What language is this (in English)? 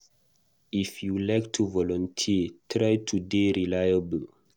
Nigerian Pidgin